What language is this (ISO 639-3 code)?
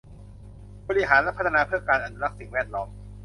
tha